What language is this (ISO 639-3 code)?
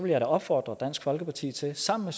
dan